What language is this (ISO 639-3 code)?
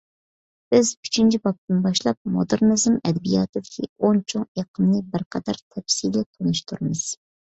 uig